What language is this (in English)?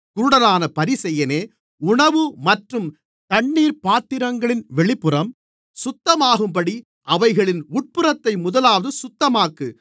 Tamil